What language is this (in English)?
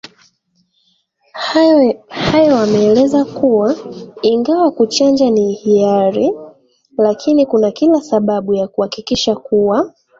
Swahili